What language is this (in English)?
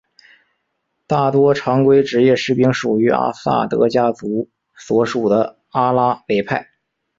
Chinese